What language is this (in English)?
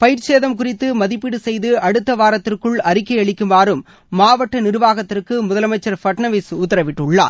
Tamil